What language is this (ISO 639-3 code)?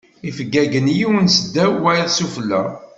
kab